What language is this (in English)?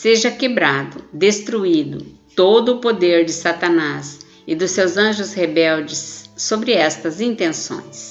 Portuguese